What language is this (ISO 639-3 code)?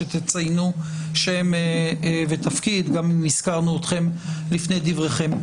heb